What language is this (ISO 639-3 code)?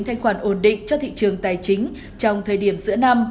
vie